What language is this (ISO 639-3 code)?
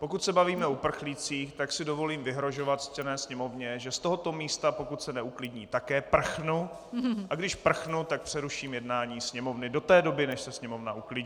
ces